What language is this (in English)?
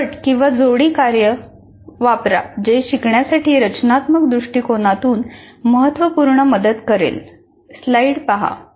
Marathi